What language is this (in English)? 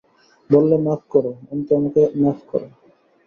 Bangla